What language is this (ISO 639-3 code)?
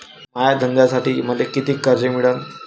mar